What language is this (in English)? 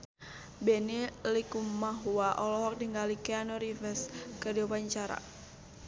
Sundanese